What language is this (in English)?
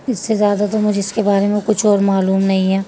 Urdu